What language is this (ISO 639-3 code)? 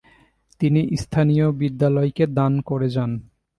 ben